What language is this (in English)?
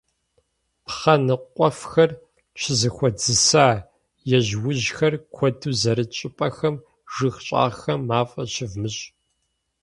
Kabardian